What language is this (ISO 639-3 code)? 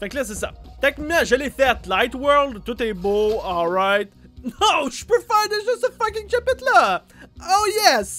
fra